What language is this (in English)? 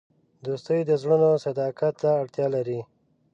Pashto